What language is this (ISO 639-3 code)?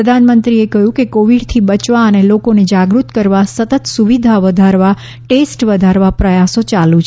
guj